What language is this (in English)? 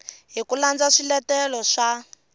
Tsonga